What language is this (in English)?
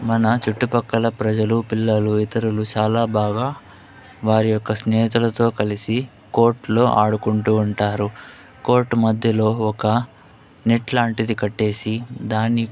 Telugu